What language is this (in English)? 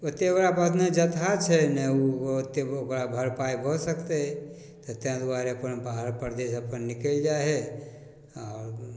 Maithili